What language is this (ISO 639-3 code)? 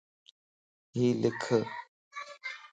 lss